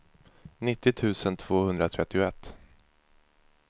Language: Swedish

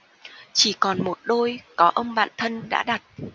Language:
Vietnamese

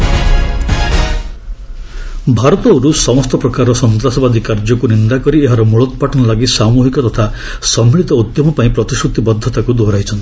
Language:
Odia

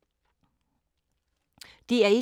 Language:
Danish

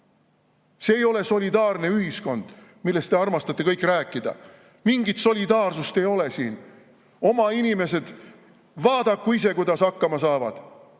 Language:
Estonian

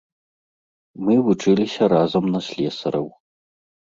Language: Belarusian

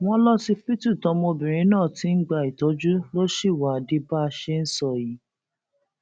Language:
Yoruba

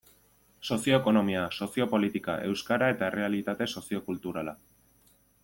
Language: Basque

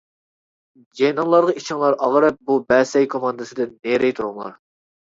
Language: Uyghur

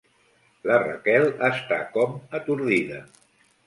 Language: Catalan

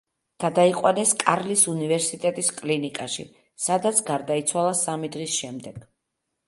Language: Georgian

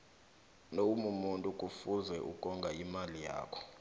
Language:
South Ndebele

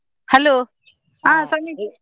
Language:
Kannada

